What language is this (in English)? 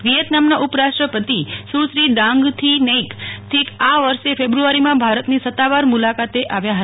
Gujarati